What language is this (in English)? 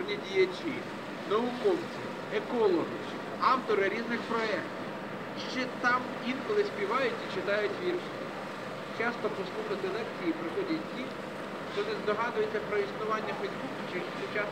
Russian